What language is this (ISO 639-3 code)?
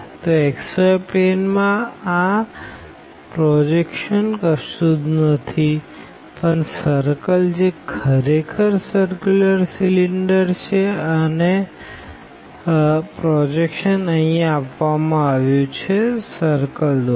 guj